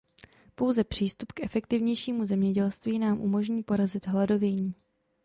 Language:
Czech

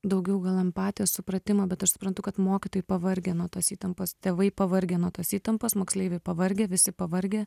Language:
Lithuanian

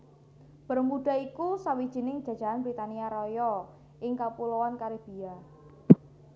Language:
Javanese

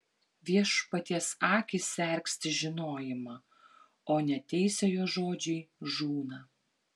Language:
Lithuanian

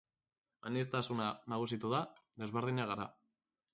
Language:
Basque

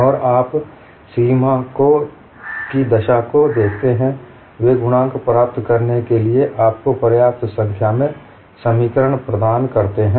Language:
Hindi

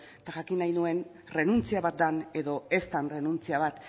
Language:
Basque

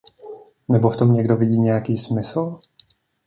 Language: Czech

